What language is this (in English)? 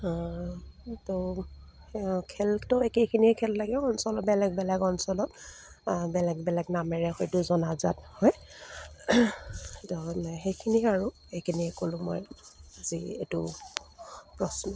Assamese